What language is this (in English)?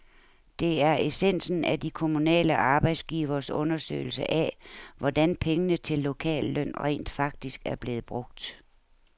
Danish